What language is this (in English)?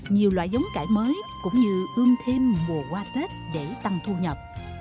Vietnamese